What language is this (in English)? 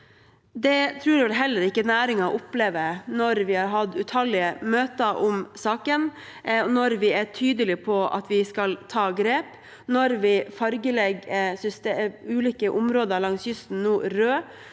Norwegian